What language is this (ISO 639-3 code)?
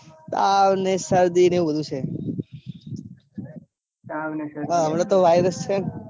guj